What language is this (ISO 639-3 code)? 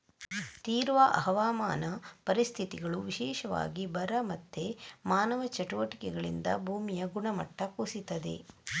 kan